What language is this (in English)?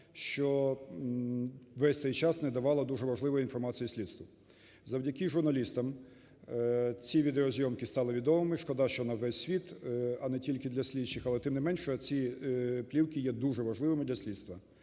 Ukrainian